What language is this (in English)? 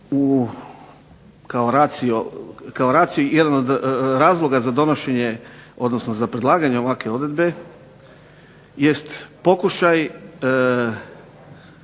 Croatian